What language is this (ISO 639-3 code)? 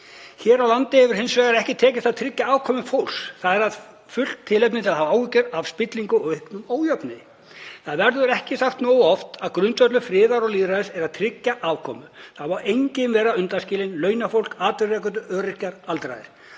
isl